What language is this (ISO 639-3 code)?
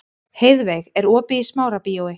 isl